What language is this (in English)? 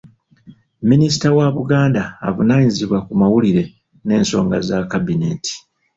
Ganda